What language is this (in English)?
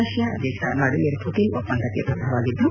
Kannada